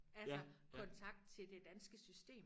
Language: Danish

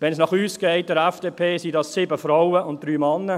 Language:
Swiss German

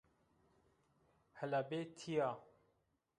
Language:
Zaza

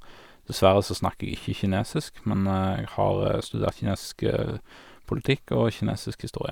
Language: Norwegian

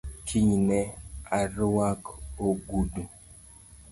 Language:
Luo (Kenya and Tanzania)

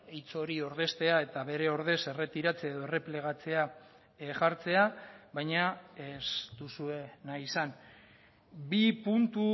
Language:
Basque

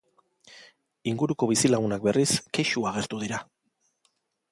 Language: Basque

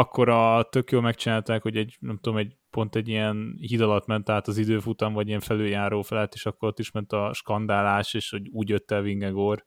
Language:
Hungarian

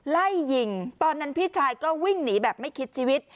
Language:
Thai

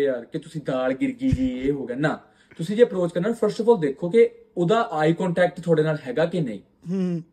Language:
Punjabi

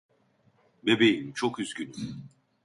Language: Turkish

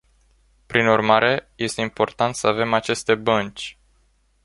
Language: Romanian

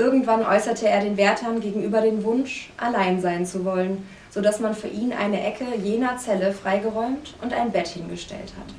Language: German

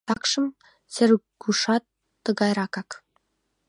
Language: Mari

